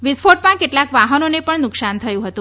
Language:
Gujarati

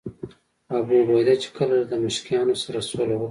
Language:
Pashto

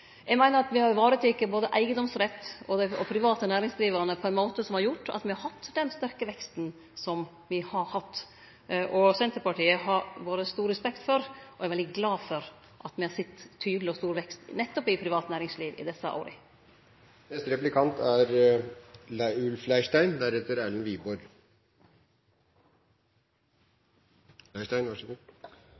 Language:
Norwegian Nynorsk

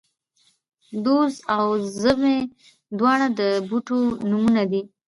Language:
Pashto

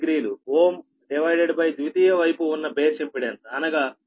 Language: Telugu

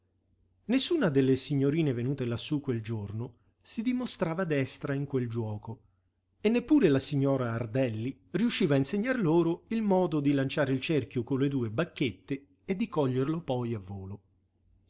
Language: Italian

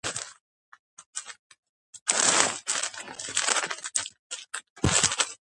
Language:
Georgian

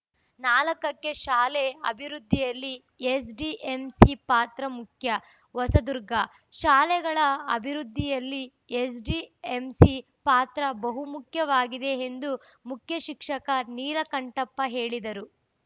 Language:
Kannada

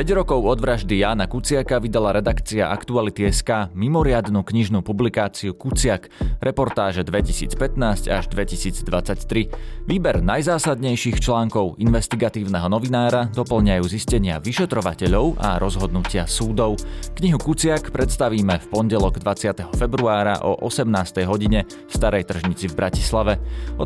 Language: Slovak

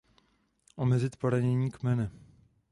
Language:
Czech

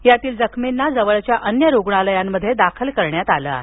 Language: Marathi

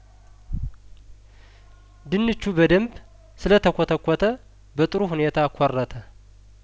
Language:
Amharic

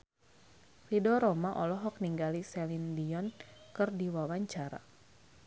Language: Sundanese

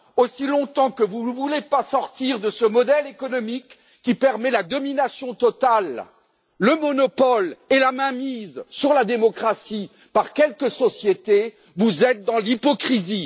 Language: French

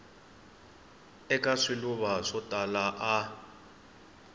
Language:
Tsonga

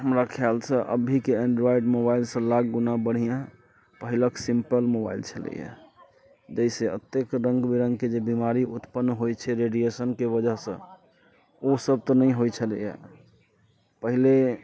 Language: Maithili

